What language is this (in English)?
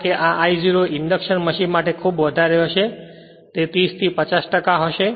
Gujarati